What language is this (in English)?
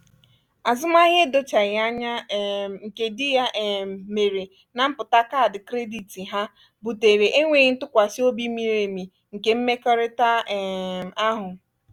Igbo